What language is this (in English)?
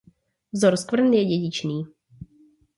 Czech